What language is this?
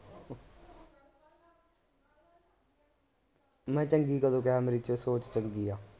Punjabi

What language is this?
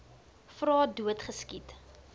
Afrikaans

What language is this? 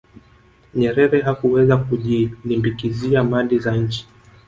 Swahili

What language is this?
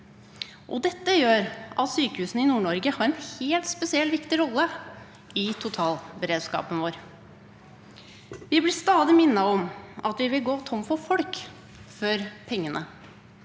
Norwegian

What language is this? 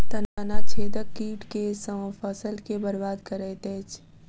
Maithili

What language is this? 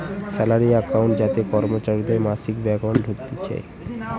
Bangla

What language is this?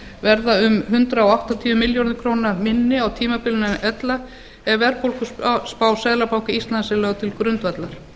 Icelandic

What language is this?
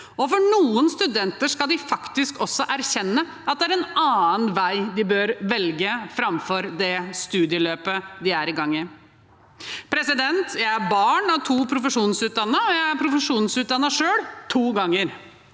Norwegian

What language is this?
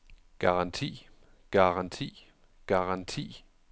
Danish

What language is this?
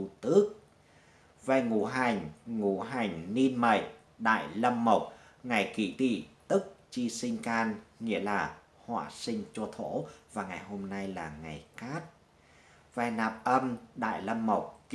Vietnamese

